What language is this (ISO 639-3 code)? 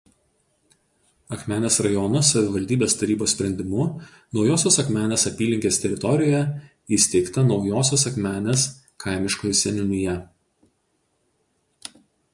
lit